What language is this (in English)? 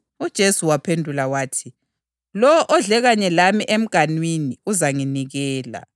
North Ndebele